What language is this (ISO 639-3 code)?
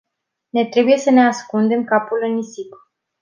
ron